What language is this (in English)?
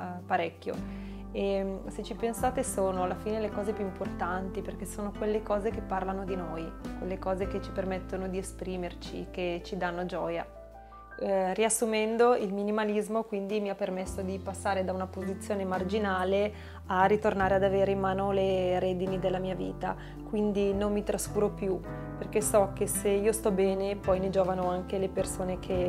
Italian